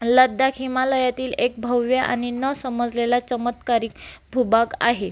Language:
Marathi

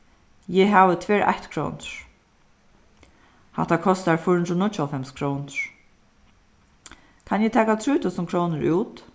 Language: Faroese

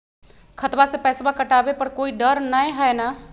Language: Magahi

